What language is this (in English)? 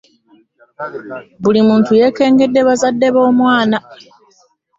Ganda